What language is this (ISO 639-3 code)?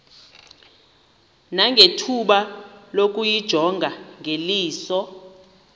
xho